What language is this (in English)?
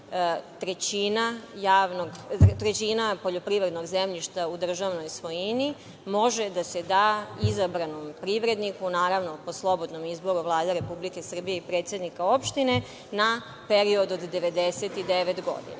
Serbian